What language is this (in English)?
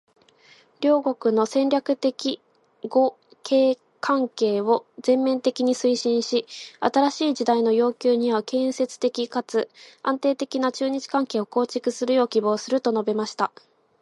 Japanese